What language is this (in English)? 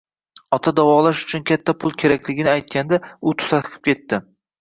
Uzbek